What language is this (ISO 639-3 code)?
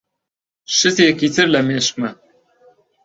ckb